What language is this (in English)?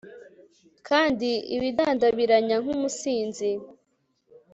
Kinyarwanda